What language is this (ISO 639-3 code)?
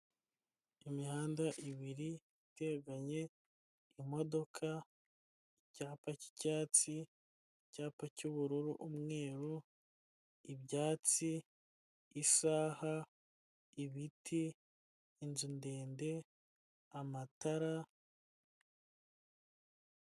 kin